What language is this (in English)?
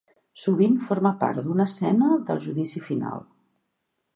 Catalan